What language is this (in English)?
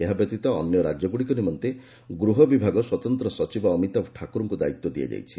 Odia